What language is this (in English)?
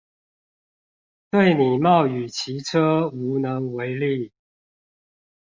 Chinese